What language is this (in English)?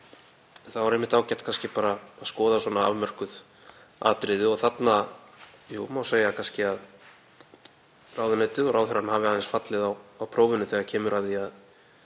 Icelandic